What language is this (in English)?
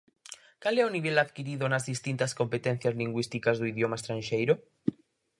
Galician